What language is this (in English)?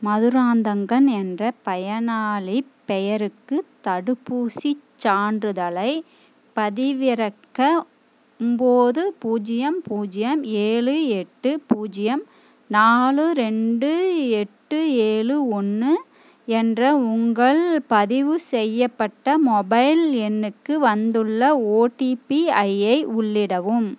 Tamil